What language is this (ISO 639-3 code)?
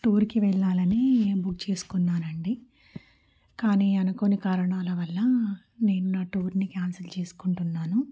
tel